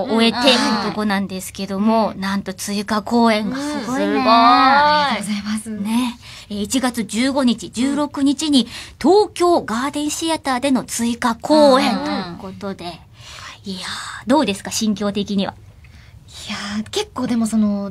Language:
Japanese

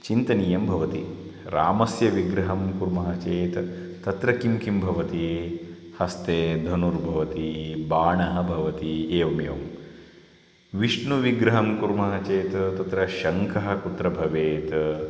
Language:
Sanskrit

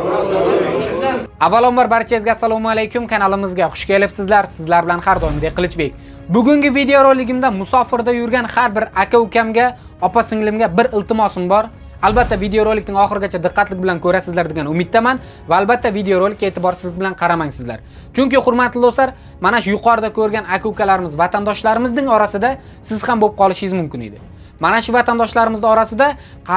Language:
Turkish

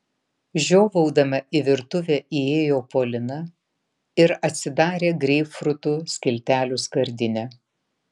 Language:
Lithuanian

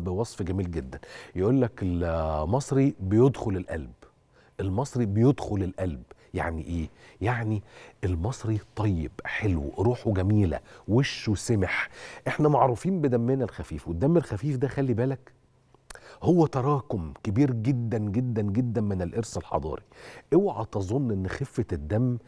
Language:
Arabic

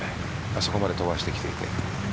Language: Japanese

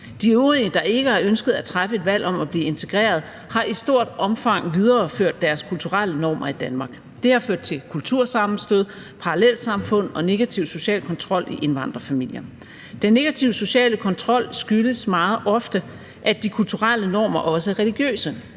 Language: Danish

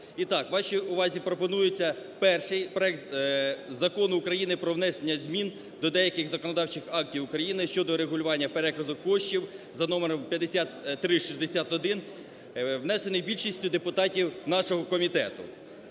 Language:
Ukrainian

